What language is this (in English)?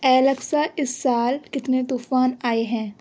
Urdu